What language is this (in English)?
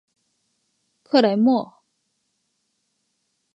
Chinese